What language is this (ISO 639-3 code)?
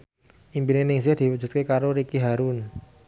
jav